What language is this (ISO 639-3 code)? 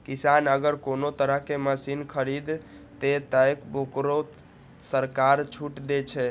mai